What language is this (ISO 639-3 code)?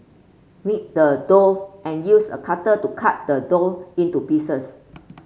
eng